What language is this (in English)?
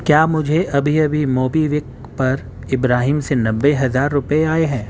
Urdu